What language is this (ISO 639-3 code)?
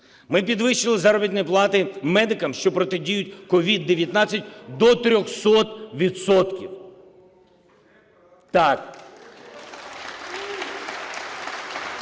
ukr